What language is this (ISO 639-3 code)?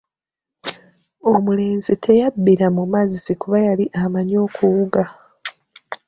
lug